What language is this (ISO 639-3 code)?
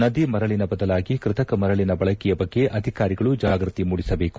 kan